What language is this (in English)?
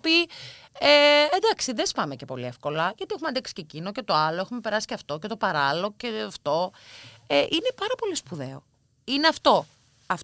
Greek